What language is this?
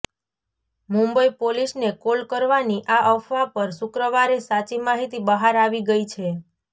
Gujarati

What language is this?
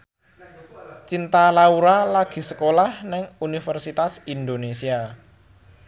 Javanese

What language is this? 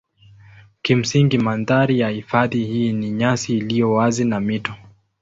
Swahili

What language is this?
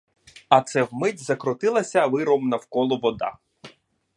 Ukrainian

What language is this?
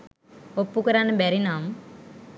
Sinhala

